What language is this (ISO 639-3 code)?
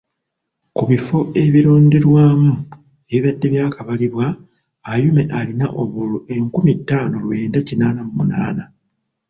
lug